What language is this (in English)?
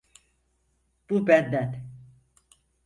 Turkish